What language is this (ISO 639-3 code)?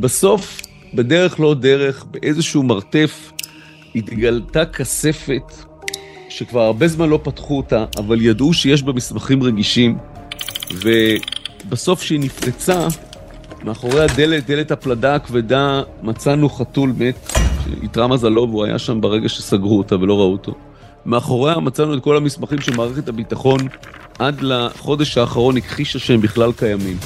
heb